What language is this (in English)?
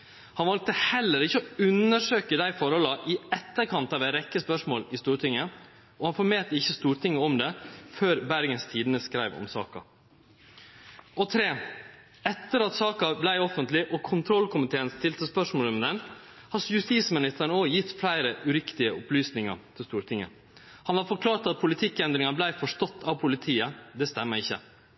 Norwegian Nynorsk